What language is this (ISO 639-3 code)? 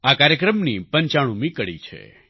guj